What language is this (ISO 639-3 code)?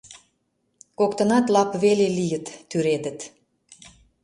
chm